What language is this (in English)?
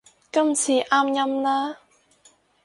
Cantonese